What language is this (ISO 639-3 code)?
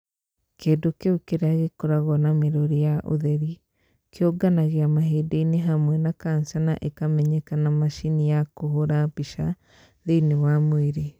kik